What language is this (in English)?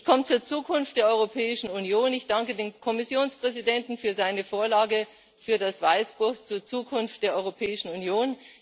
German